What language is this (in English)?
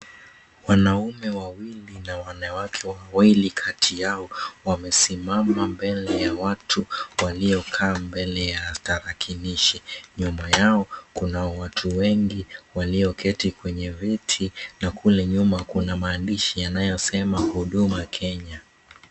Swahili